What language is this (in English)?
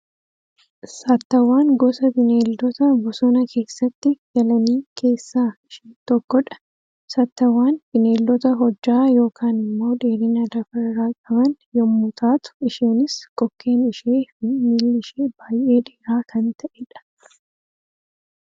Oromo